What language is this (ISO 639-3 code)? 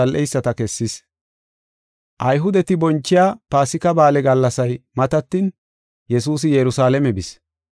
gof